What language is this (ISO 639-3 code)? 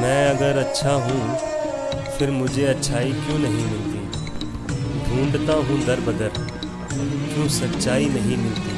hin